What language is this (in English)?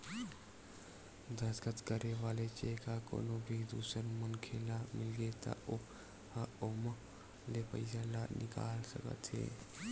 Chhattisgarhi